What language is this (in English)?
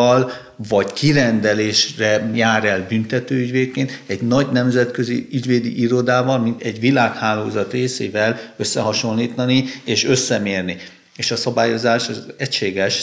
Hungarian